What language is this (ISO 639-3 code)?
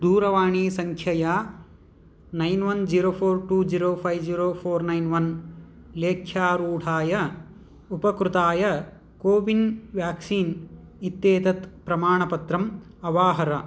san